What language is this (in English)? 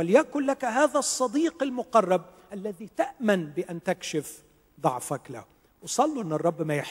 Arabic